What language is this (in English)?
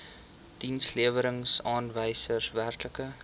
Afrikaans